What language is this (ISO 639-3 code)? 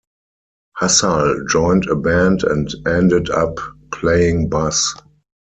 eng